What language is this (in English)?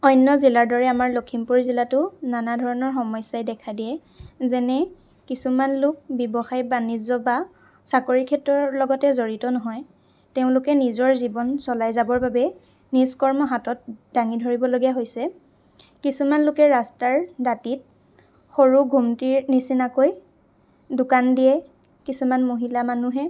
Assamese